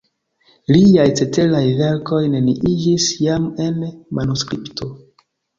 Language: Esperanto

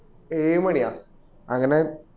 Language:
Malayalam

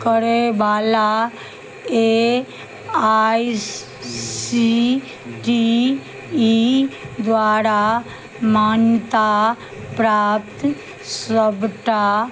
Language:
Maithili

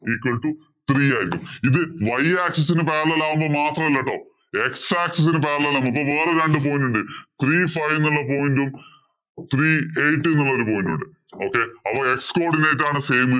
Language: Malayalam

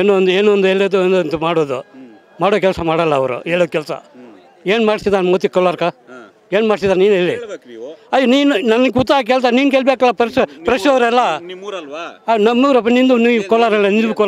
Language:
Romanian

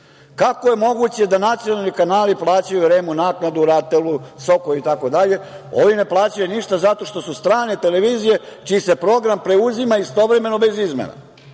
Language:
Serbian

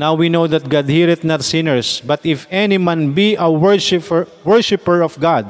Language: Filipino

